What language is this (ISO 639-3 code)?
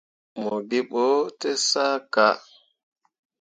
mua